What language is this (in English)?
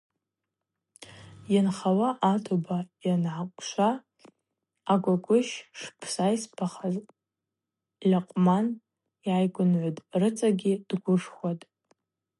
Abaza